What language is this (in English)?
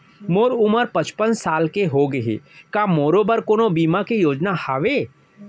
Chhattisgarhi